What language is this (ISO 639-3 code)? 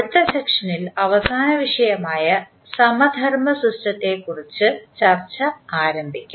mal